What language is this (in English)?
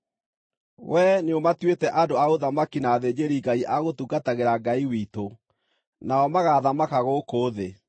Kikuyu